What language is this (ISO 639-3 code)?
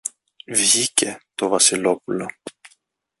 ell